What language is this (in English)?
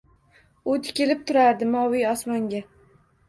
Uzbek